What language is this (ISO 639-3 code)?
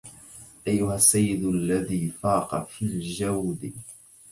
ara